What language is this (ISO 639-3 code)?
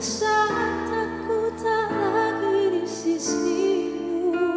ind